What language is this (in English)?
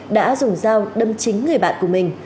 Vietnamese